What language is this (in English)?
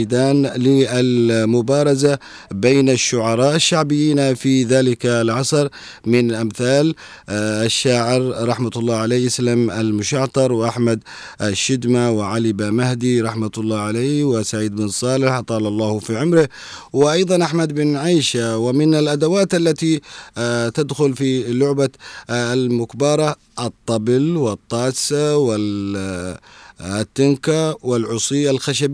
Arabic